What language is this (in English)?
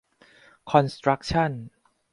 Thai